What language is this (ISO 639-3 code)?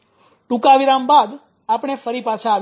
guj